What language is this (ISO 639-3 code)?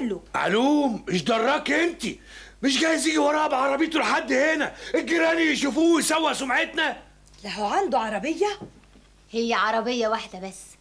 ara